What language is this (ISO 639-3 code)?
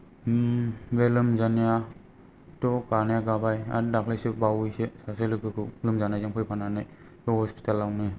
brx